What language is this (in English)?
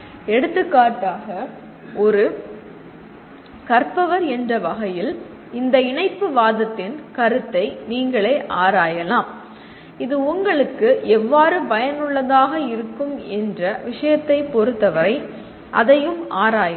Tamil